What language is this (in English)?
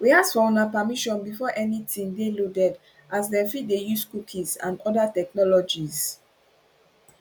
Nigerian Pidgin